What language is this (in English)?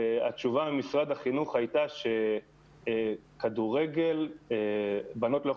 Hebrew